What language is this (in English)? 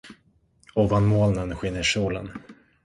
Swedish